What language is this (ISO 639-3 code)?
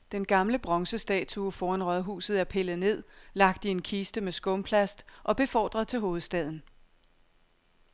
dan